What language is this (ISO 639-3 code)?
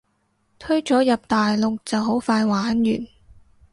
yue